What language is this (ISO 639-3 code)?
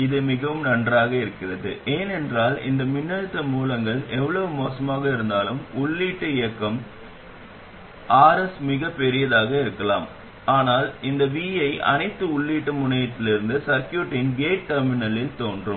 tam